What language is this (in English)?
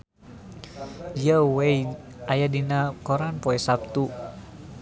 Sundanese